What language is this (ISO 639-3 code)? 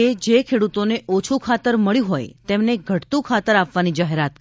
guj